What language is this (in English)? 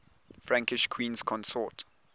English